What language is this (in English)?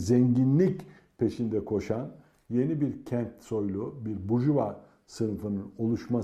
Turkish